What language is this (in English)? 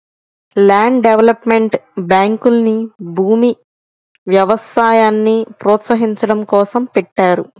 Telugu